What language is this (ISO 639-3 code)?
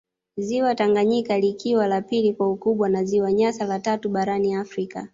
swa